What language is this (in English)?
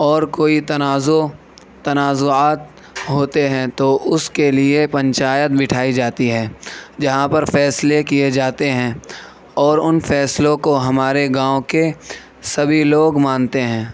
Urdu